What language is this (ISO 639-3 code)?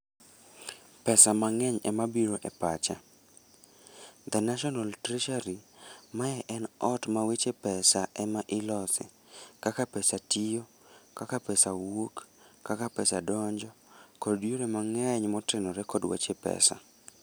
luo